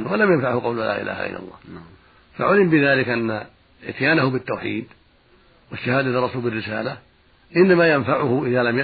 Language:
Arabic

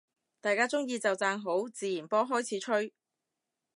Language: Cantonese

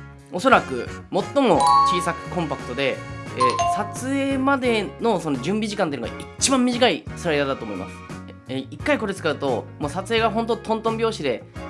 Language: Japanese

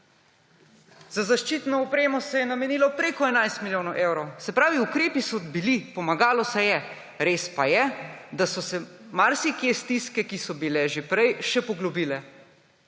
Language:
Slovenian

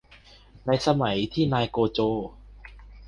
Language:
Thai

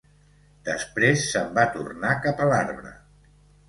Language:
Catalan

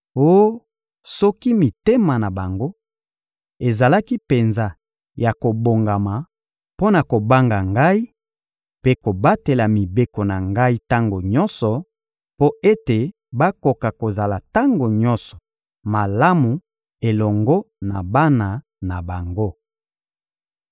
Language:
Lingala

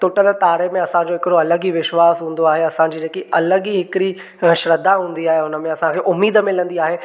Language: Sindhi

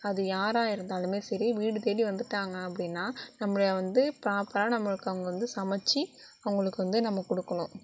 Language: Tamil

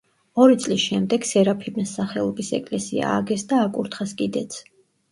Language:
Georgian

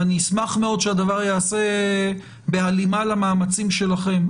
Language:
Hebrew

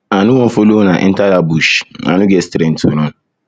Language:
Nigerian Pidgin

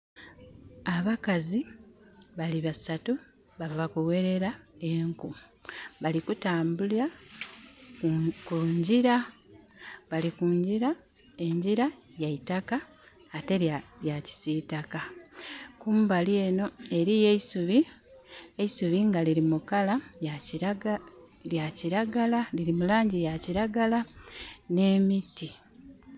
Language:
Soga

